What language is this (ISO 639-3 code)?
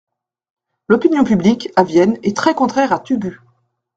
fra